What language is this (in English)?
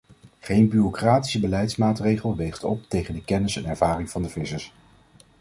Dutch